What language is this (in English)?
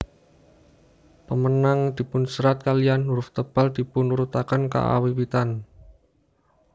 Javanese